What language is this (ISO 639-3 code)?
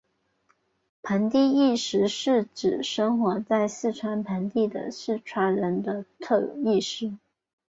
zho